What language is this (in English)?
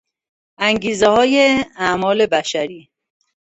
Persian